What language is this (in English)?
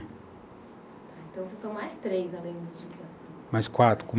Portuguese